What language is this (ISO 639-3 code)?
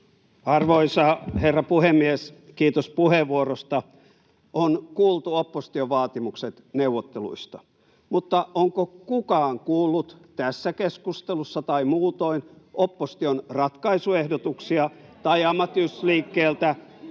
fin